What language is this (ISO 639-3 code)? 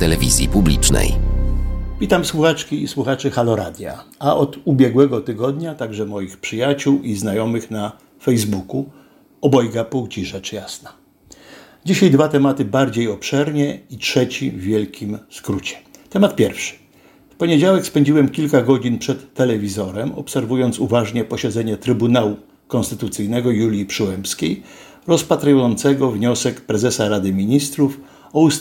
pol